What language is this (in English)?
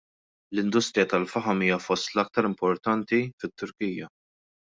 Maltese